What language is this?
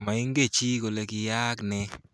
Kalenjin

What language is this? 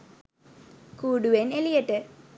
Sinhala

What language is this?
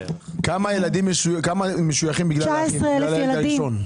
Hebrew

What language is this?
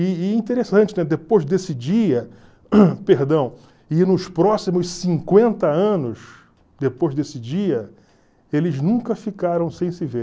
Portuguese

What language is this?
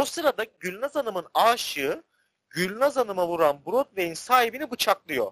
Turkish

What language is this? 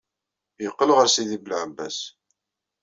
Kabyle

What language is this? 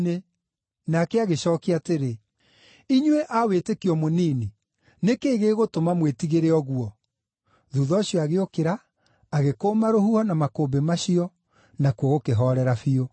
Kikuyu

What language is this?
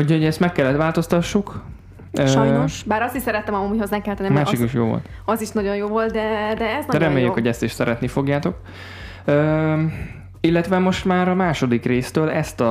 Hungarian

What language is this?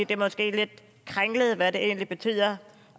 Danish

